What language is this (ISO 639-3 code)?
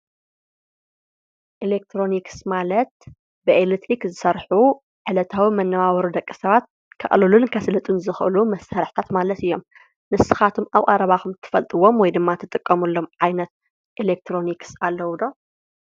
tir